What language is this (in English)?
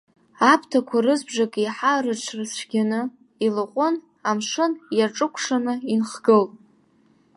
Abkhazian